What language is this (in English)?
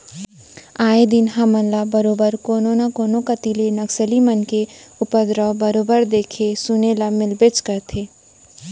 Chhattisgarhi